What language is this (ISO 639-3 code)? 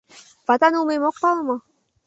chm